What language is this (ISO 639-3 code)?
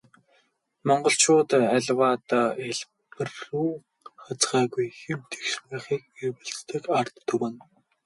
mon